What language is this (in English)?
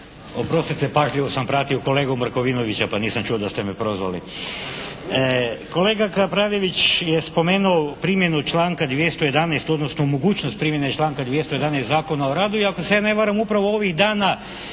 Croatian